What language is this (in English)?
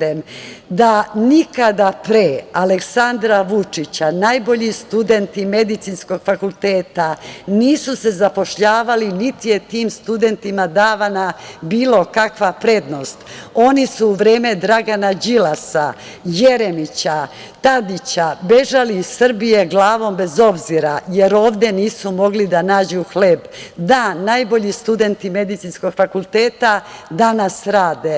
Serbian